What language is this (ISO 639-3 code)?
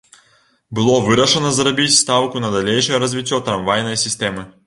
bel